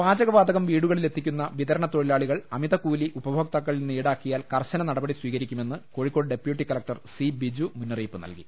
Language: Malayalam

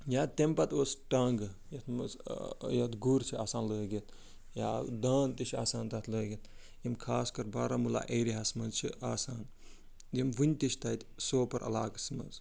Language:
Kashmiri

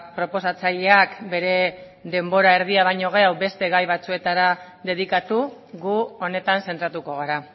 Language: Basque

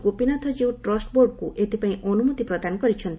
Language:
Odia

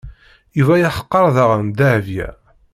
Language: Kabyle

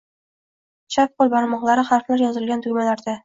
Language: Uzbek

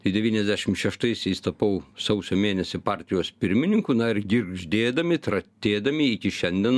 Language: Lithuanian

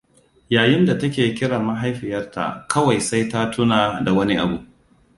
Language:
Hausa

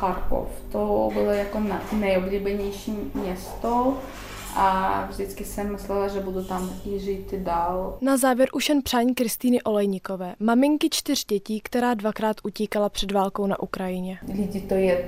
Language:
Czech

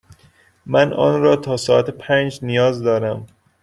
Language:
Persian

